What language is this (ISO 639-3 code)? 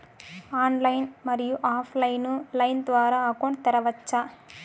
tel